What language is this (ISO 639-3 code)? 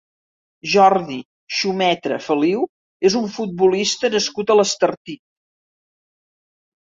cat